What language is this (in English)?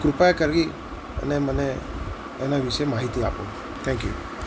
Gujarati